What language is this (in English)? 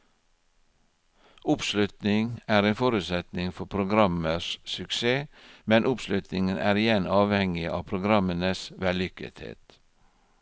Norwegian